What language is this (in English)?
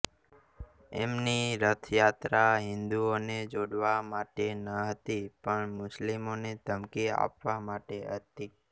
Gujarati